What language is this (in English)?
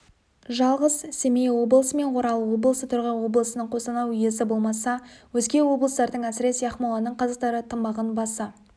Kazakh